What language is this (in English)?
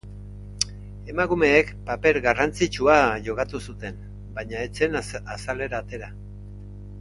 Basque